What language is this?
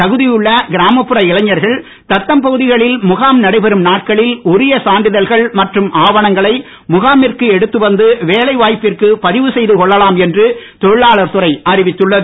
Tamil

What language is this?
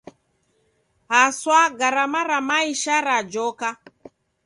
Taita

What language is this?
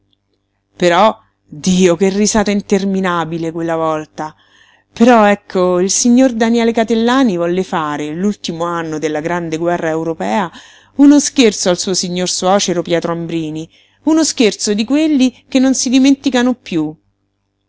Italian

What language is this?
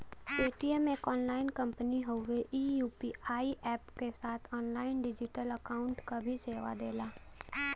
Bhojpuri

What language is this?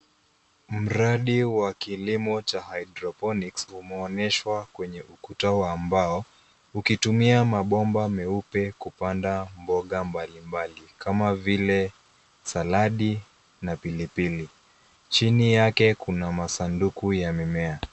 Swahili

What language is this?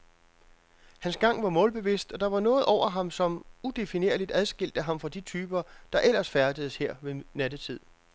Danish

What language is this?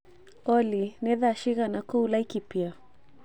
Kikuyu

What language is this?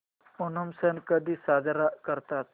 Marathi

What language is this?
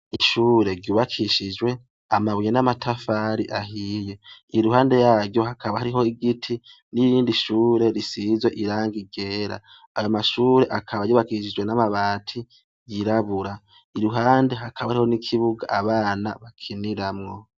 Rundi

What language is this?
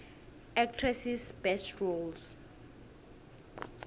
South Ndebele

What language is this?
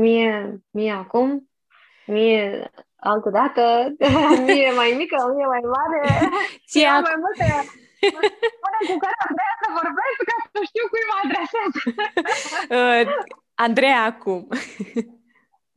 Romanian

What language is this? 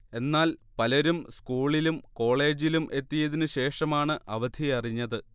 Malayalam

